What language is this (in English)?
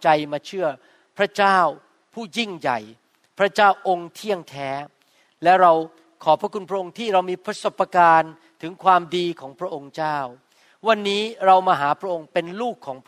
Thai